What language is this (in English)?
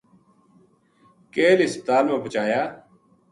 Gujari